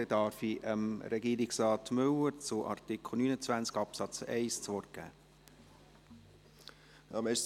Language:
Swiss German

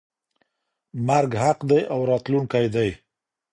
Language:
Pashto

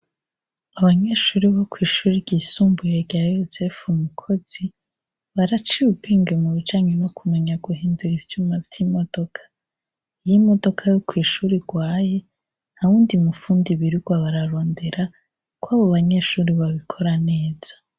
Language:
Rundi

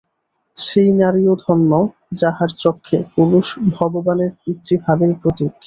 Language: Bangla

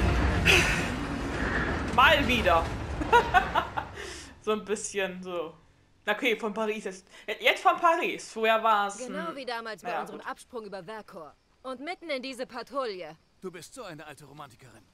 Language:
German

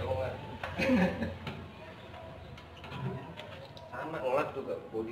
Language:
Indonesian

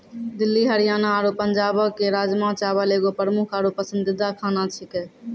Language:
Maithili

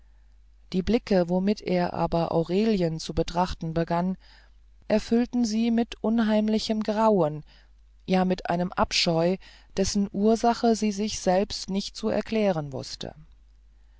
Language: German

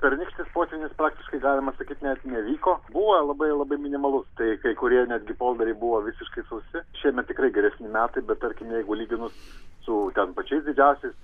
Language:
Lithuanian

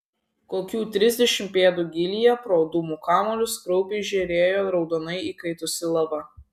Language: Lithuanian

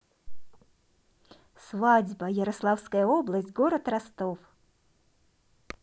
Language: Russian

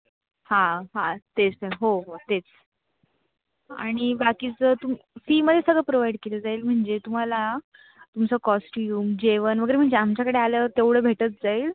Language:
Marathi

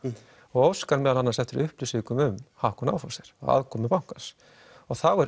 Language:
Icelandic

